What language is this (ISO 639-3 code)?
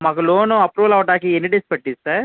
tel